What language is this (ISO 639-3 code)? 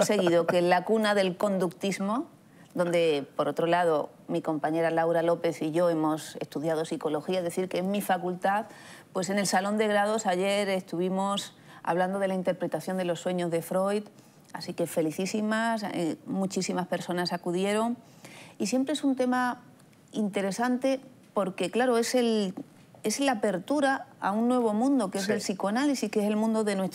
spa